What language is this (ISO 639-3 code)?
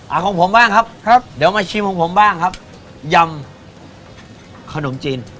tha